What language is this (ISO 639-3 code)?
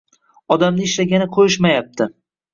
uzb